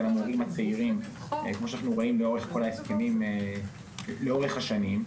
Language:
Hebrew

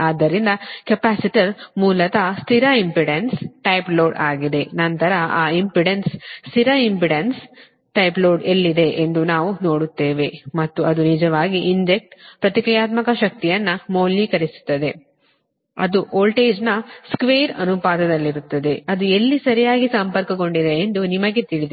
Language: Kannada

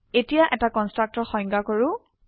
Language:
Assamese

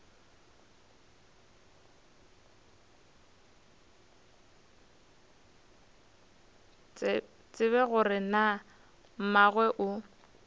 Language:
Northern Sotho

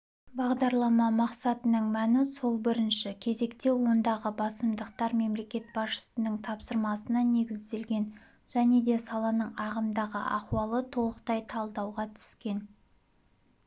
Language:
Kazakh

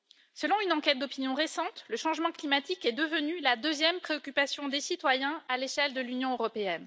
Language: French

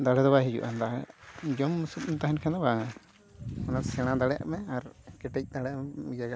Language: Santali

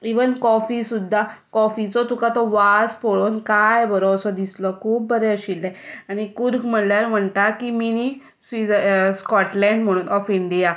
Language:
Konkani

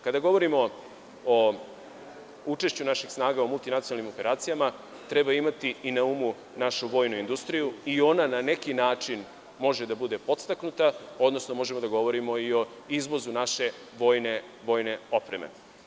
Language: Serbian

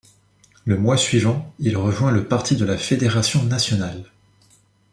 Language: French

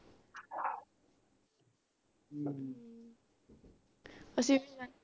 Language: Punjabi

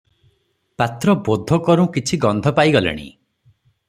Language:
Odia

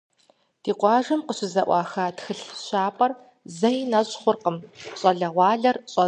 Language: Kabardian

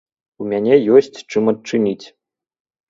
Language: Belarusian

